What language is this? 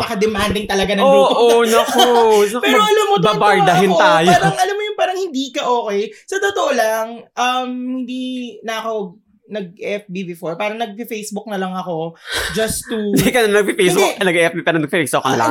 Filipino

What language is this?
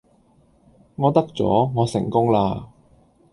Cantonese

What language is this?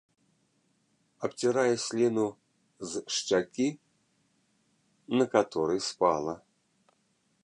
Belarusian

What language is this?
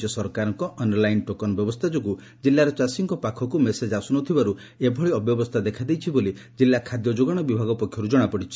Odia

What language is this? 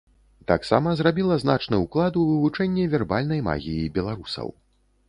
Belarusian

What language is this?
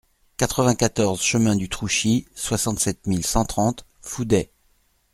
French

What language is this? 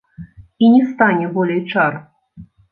Belarusian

